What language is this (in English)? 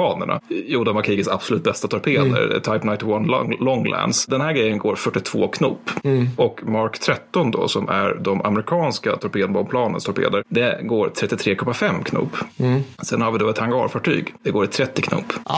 Swedish